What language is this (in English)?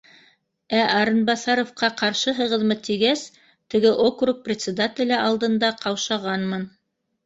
Bashkir